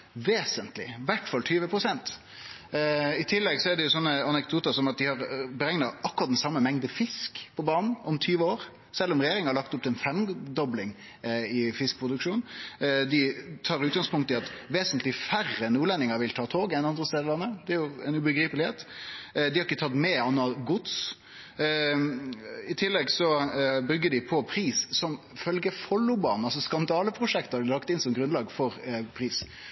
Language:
Norwegian Nynorsk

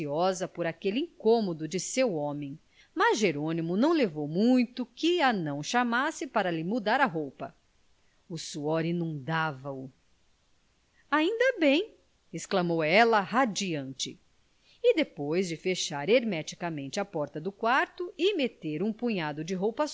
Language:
Portuguese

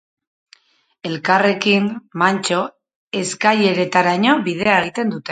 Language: Basque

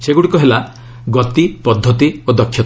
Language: Odia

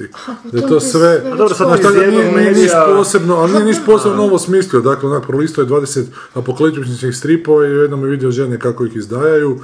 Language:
Croatian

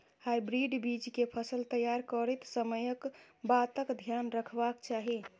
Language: Maithili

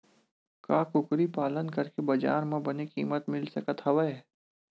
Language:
Chhattisgarhi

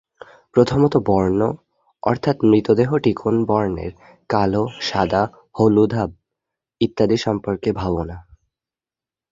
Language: Bangla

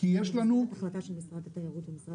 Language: Hebrew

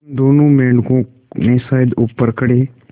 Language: Hindi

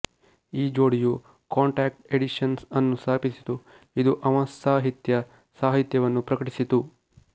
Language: Kannada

